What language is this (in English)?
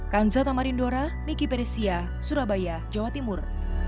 Indonesian